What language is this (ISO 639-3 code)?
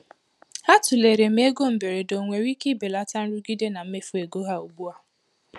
ibo